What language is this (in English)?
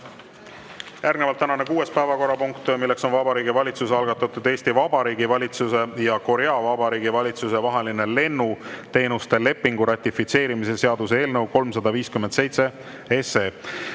Estonian